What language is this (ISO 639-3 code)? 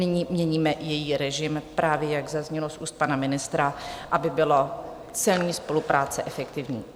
ces